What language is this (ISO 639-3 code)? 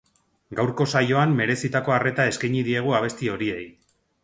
eus